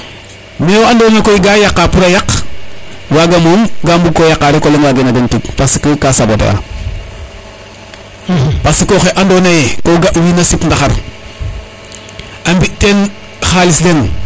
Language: Serer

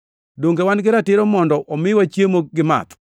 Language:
Luo (Kenya and Tanzania)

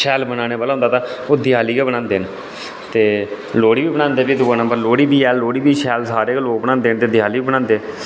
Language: Dogri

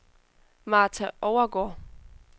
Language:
Danish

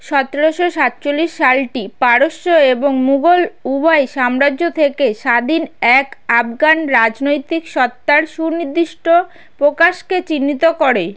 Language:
Bangla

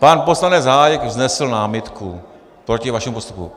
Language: Czech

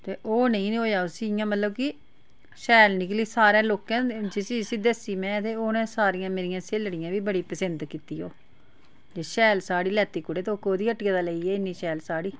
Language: Dogri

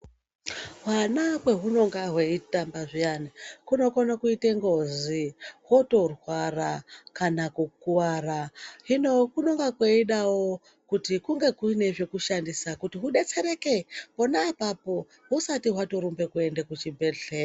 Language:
Ndau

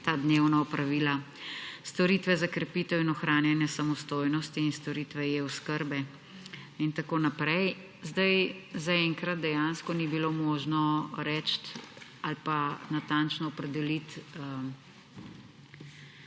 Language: Slovenian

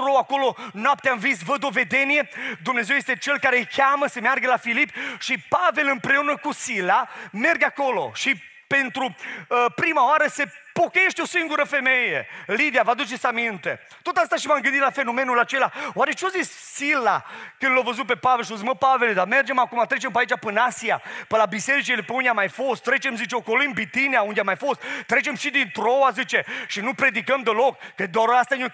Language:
Romanian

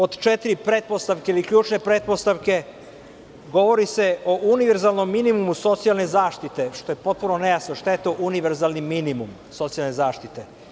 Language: Serbian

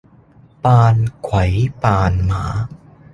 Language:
Cantonese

